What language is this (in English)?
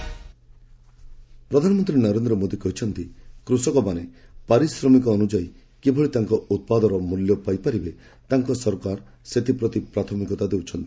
Odia